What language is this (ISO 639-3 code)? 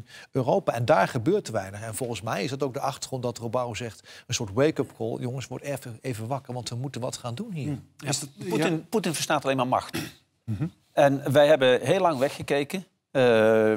nld